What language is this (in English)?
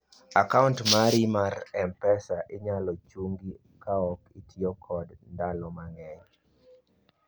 Luo (Kenya and Tanzania)